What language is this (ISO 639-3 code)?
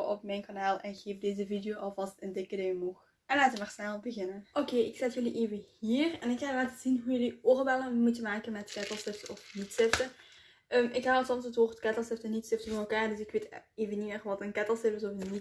nld